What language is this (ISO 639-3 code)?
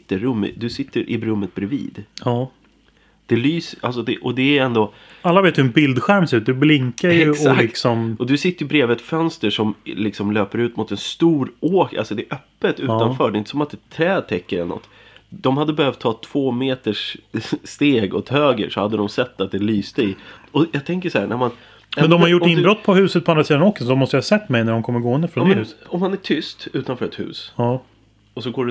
swe